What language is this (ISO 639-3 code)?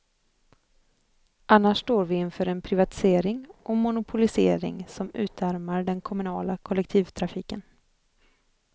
swe